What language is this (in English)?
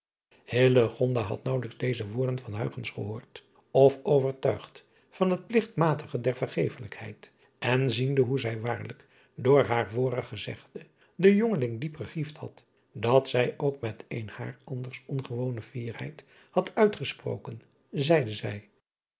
Dutch